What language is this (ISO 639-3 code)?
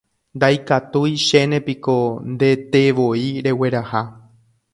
grn